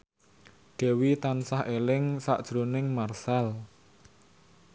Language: Javanese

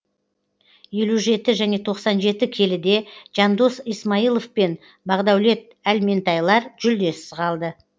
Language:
Kazakh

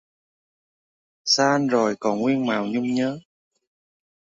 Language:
Vietnamese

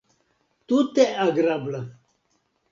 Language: Esperanto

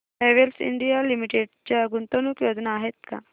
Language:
Marathi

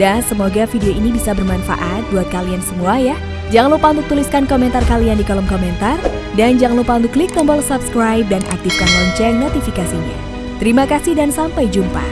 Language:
Indonesian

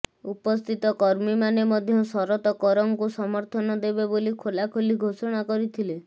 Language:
Odia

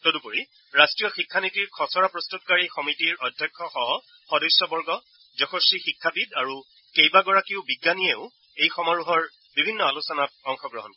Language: Assamese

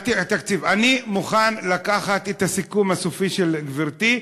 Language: Hebrew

